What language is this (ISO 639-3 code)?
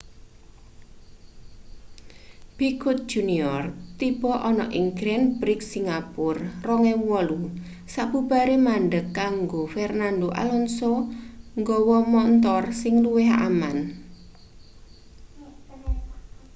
jav